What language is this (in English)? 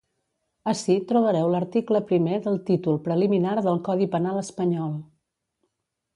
Catalan